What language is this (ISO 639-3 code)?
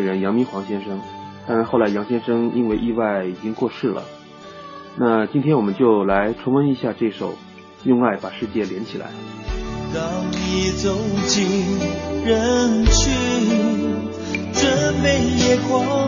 zho